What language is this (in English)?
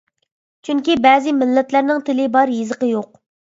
Uyghur